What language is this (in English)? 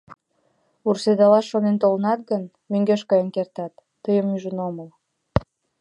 Mari